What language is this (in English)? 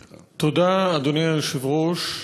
Hebrew